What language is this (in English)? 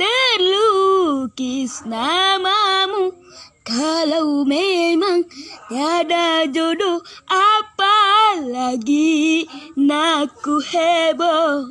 Indonesian